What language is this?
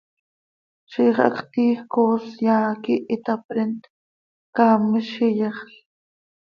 Seri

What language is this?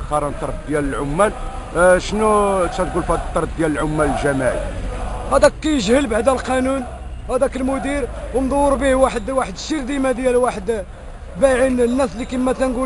Arabic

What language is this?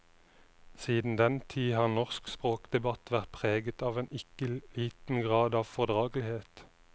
Norwegian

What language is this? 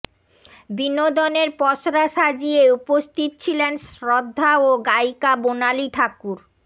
Bangla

